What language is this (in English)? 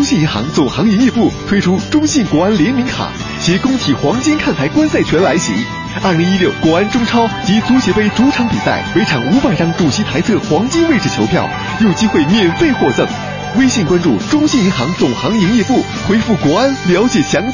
Chinese